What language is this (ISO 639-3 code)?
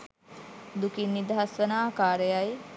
sin